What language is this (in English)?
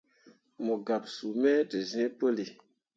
Mundang